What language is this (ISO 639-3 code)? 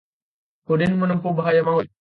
ind